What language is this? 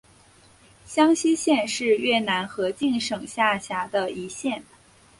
Chinese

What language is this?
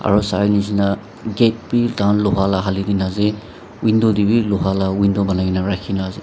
Naga Pidgin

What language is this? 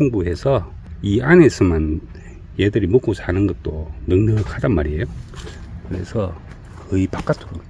Korean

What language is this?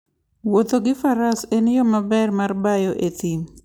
Luo (Kenya and Tanzania)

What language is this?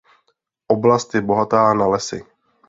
Czech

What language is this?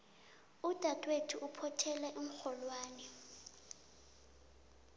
South Ndebele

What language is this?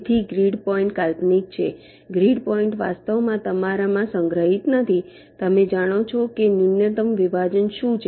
Gujarati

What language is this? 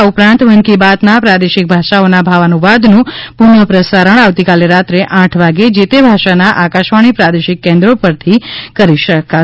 Gujarati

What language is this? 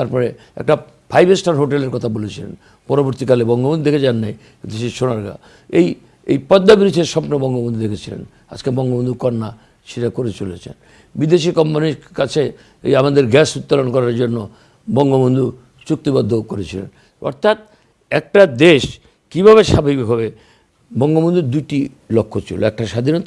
Turkish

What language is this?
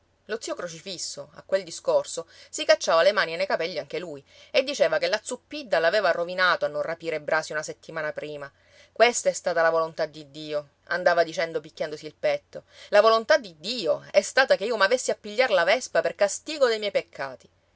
Italian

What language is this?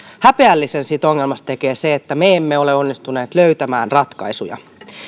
Finnish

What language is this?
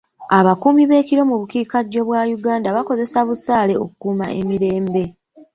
Ganda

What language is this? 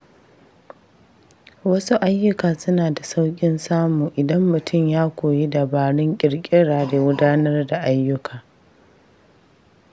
Hausa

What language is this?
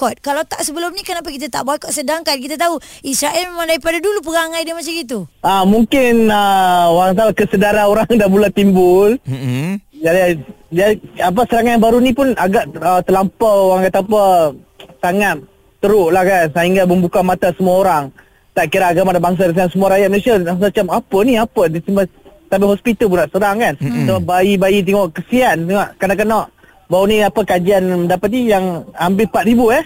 Malay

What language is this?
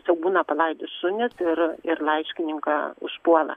Lithuanian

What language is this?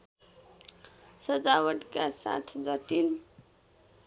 Nepali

